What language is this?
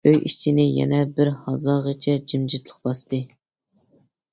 Uyghur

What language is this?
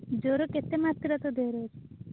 Odia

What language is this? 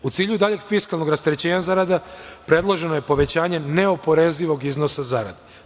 Serbian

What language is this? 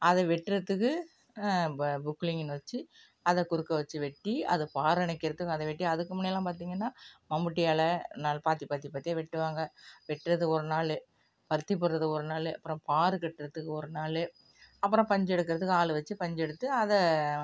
Tamil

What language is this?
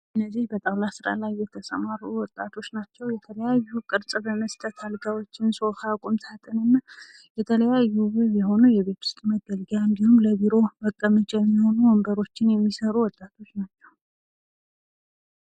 Amharic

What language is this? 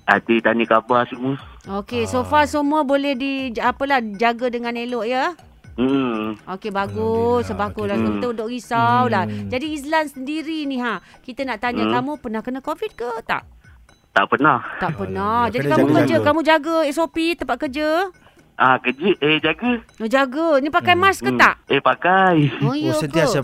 Malay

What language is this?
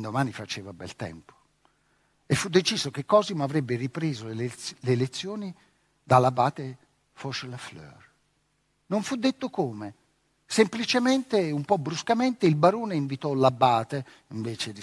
Italian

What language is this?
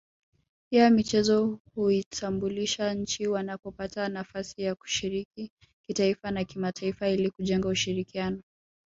Swahili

